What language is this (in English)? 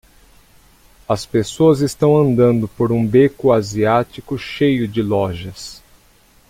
Portuguese